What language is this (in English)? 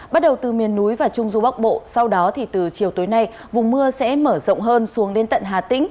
Vietnamese